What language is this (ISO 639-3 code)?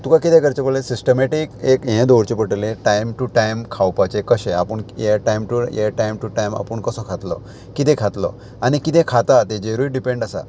kok